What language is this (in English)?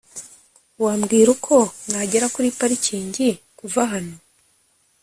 Kinyarwanda